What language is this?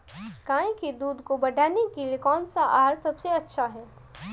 Hindi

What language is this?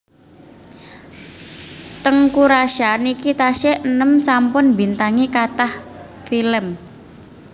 Javanese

